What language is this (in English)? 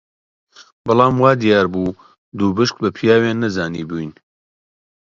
Central Kurdish